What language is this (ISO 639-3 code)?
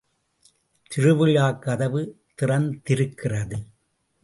tam